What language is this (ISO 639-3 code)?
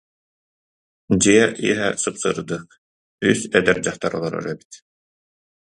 sah